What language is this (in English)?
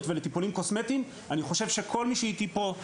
Hebrew